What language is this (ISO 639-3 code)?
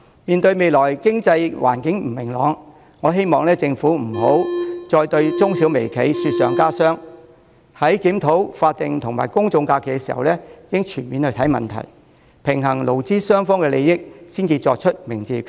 yue